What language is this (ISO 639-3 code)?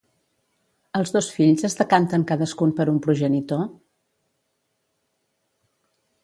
cat